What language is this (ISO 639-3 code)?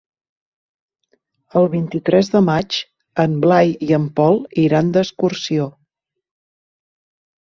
cat